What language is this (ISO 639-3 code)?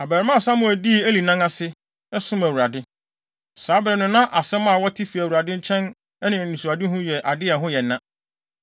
aka